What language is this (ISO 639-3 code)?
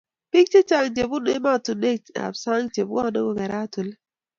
kln